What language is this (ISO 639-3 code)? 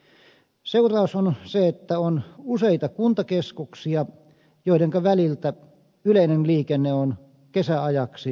fin